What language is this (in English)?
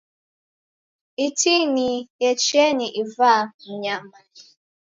Taita